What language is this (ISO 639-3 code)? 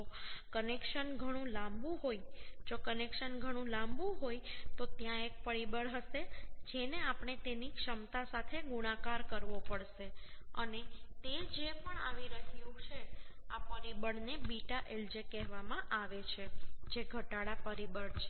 guj